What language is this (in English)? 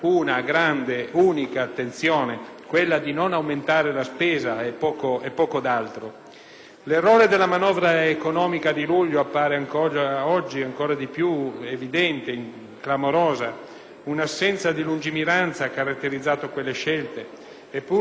Italian